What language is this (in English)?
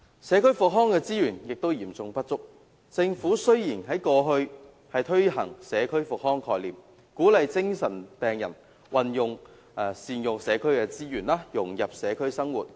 Cantonese